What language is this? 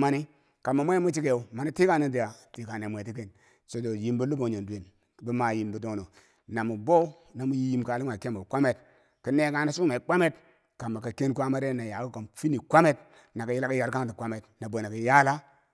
Bangwinji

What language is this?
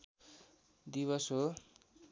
Nepali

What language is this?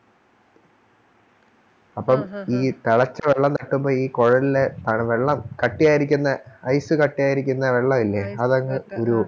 Malayalam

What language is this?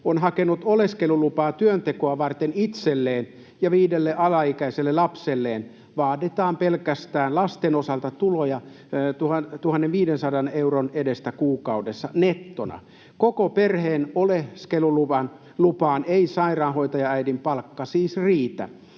Finnish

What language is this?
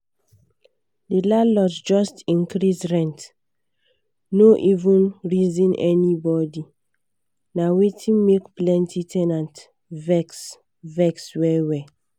Nigerian Pidgin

